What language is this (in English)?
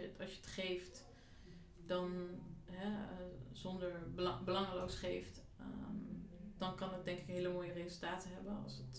Dutch